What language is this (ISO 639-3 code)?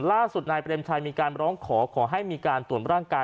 tha